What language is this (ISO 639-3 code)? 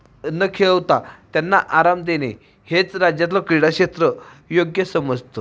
mar